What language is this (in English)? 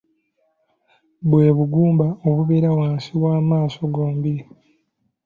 Ganda